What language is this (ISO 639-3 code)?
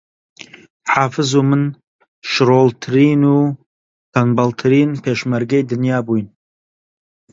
ckb